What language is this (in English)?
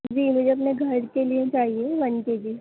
Urdu